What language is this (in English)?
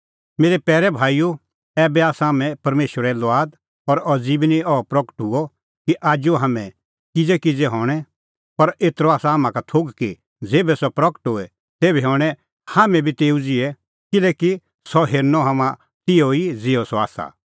Kullu Pahari